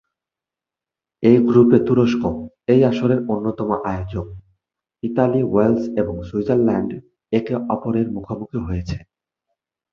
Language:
Bangla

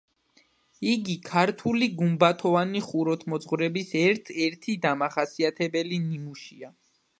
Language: Georgian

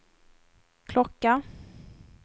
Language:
Swedish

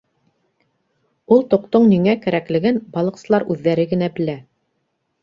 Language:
Bashkir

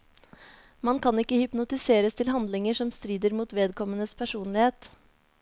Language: Norwegian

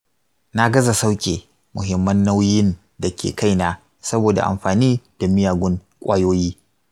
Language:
Hausa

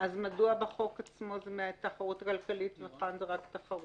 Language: Hebrew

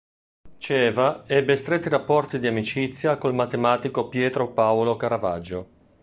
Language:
Italian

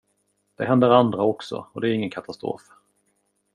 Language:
Swedish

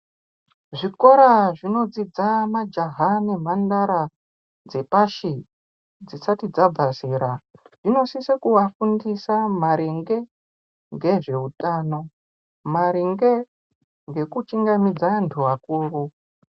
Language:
Ndau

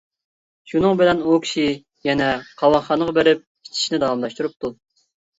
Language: Uyghur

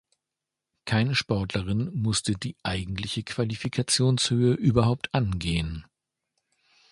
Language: German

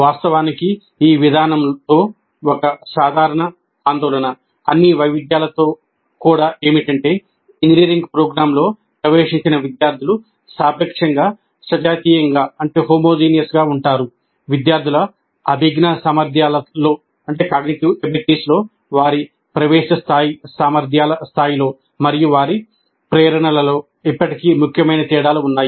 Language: Telugu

